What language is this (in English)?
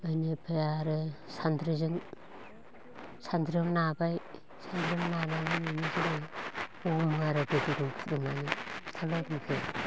Bodo